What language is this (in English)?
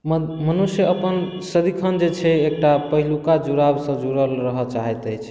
Maithili